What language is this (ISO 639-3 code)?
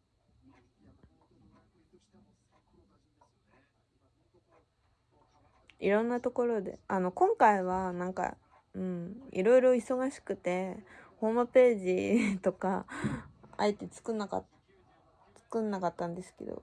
jpn